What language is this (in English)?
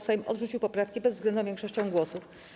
Polish